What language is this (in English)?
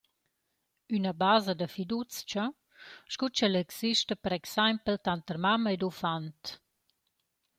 Romansh